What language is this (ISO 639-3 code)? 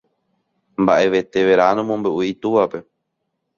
grn